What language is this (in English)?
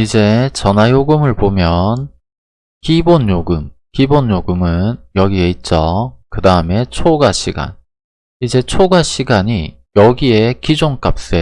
Korean